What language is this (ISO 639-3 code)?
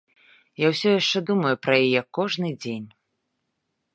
bel